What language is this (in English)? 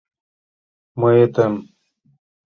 Mari